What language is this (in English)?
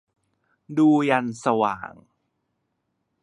Thai